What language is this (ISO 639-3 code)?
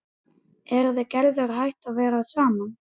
isl